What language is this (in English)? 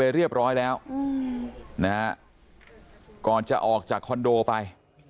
Thai